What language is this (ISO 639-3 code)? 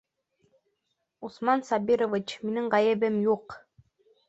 bak